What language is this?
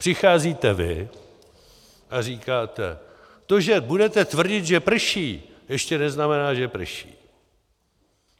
Czech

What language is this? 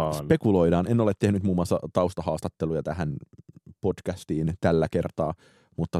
Finnish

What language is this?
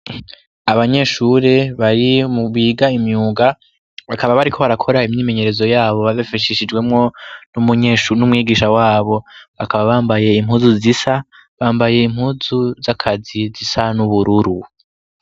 Rundi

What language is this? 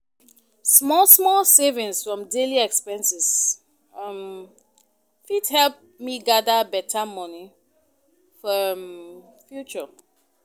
Nigerian Pidgin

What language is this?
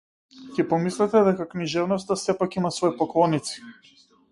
Macedonian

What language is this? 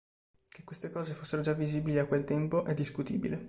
Italian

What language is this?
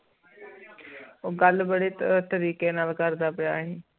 Punjabi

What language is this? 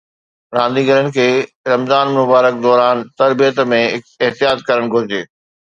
Sindhi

